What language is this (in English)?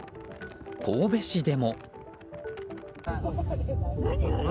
Japanese